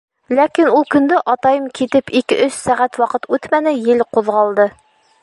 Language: Bashkir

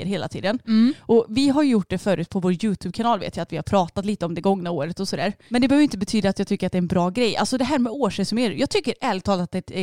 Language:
Swedish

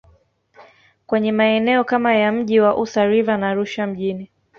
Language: Swahili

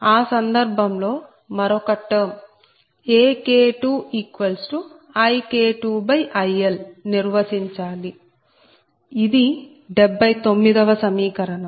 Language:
Telugu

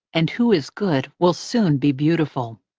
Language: English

